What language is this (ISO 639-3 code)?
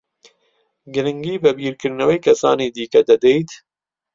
ckb